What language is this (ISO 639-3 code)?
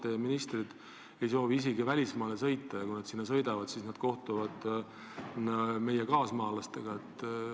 est